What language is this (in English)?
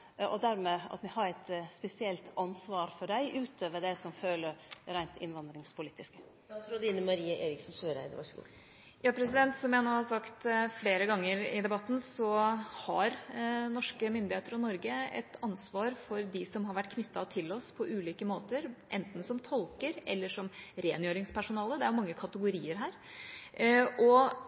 Norwegian